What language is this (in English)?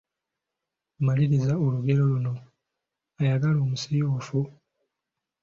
Ganda